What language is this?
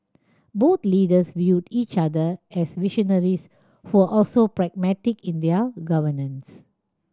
English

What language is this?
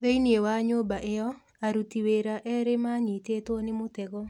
Kikuyu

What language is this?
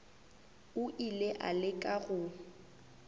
Northern Sotho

